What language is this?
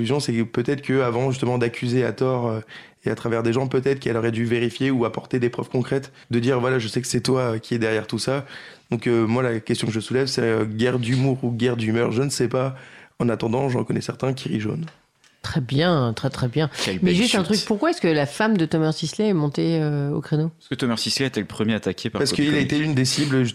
French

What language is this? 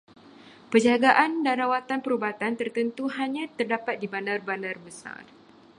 Malay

